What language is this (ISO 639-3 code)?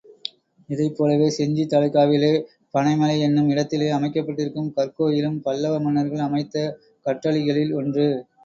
tam